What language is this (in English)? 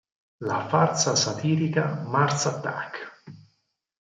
Italian